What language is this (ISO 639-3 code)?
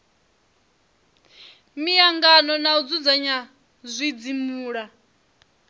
ven